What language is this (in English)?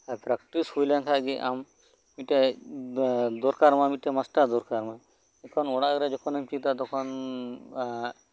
Santali